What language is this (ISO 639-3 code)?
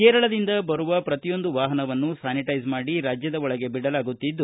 kan